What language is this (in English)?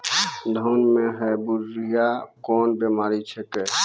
Maithili